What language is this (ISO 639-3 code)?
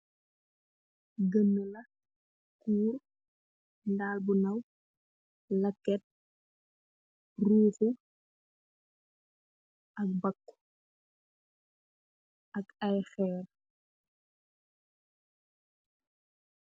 wol